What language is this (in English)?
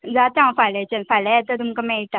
Konkani